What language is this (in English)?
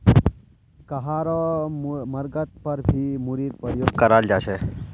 Magahi